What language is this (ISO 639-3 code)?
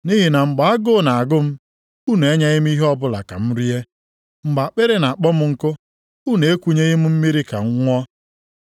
ibo